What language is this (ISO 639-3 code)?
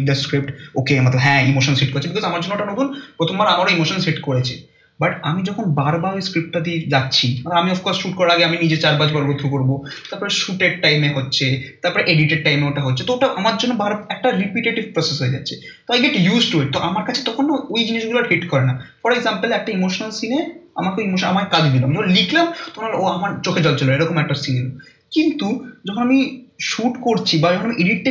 ben